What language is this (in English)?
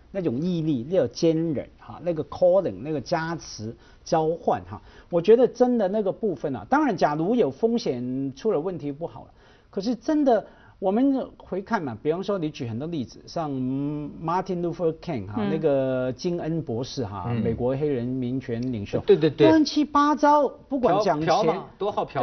Chinese